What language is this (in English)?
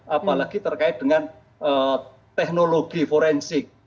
Indonesian